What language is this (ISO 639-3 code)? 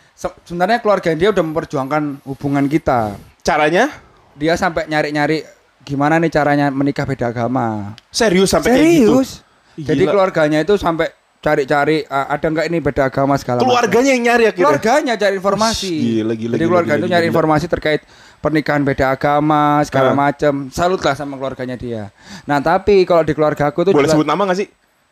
ind